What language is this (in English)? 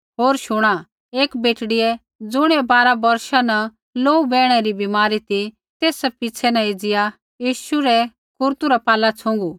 Kullu Pahari